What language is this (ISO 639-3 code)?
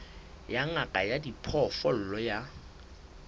sot